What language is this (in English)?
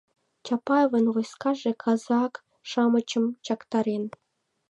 Mari